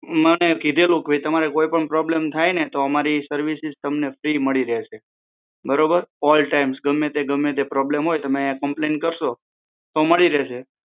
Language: Gujarati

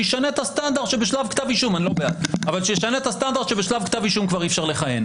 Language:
Hebrew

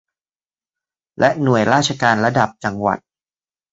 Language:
Thai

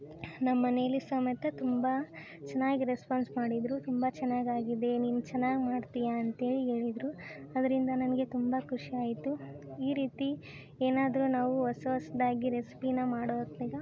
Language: Kannada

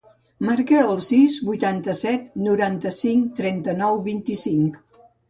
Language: Catalan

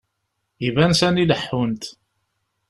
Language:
Kabyle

